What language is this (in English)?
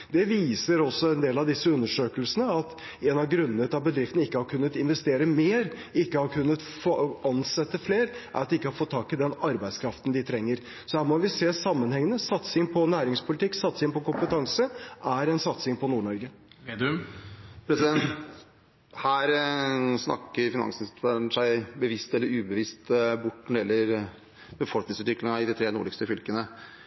Norwegian Bokmål